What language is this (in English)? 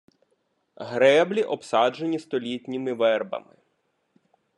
Ukrainian